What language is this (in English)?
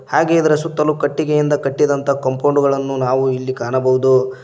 Kannada